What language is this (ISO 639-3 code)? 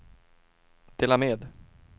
swe